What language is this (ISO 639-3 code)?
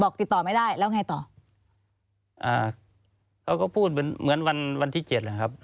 tha